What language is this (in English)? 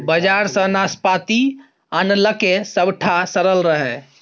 Maithili